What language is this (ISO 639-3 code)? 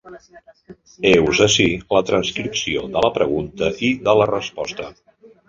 cat